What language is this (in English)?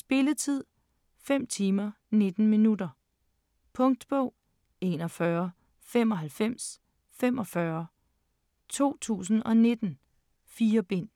Danish